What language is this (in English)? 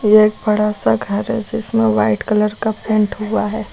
Hindi